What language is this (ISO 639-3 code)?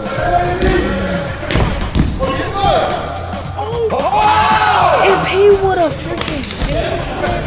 eng